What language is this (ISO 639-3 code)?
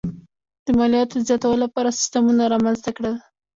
pus